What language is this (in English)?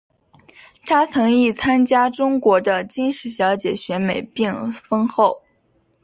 Chinese